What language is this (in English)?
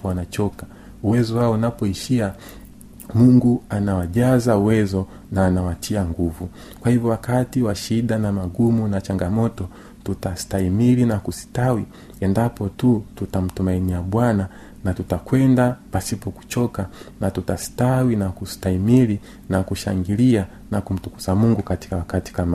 Swahili